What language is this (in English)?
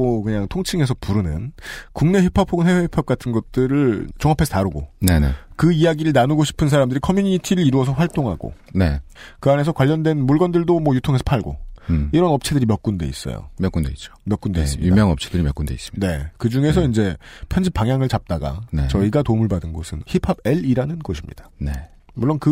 Korean